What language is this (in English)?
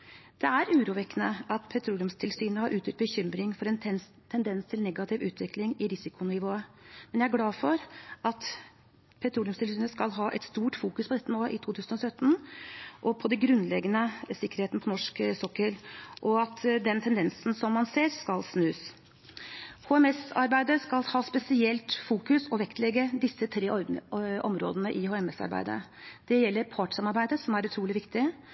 Norwegian Bokmål